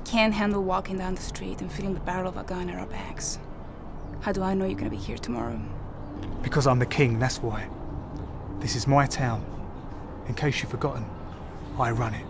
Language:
English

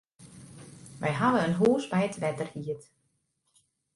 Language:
Western Frisian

